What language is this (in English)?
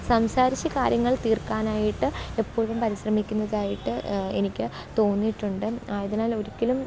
Malayalam